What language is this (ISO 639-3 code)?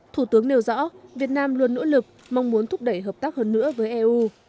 vie